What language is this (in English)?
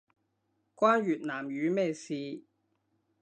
Cantonese